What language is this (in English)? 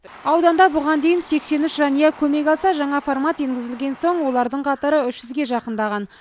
Kazakh